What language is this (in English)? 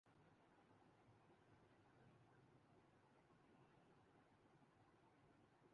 Urdu